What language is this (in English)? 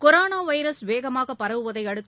Tamil